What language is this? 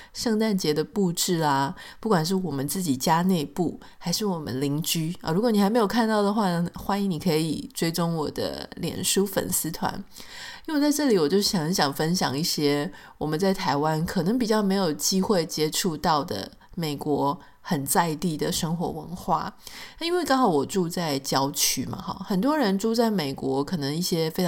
Chinese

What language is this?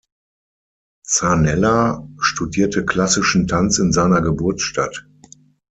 German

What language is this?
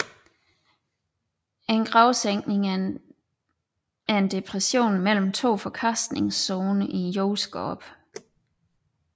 Danish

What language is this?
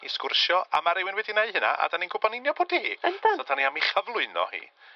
Welsh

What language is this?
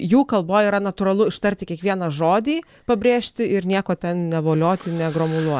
Lithuanian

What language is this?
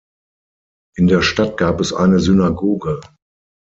German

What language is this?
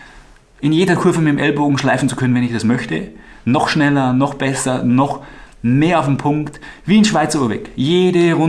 German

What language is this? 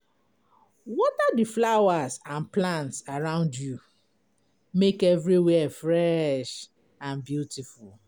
Nigerian Pidgin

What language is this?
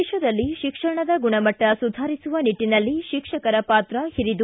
Kannada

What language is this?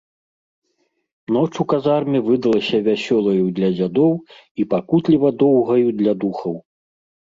Belarusian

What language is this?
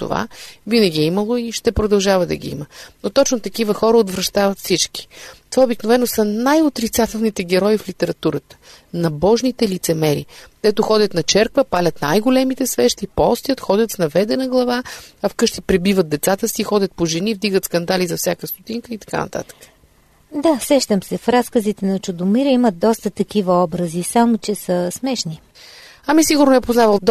Bulgarian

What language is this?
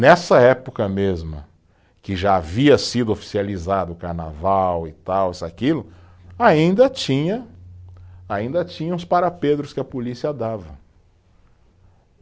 Portuguese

